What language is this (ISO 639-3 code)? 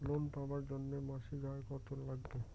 ben